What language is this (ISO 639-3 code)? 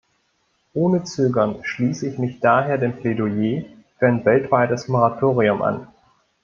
deu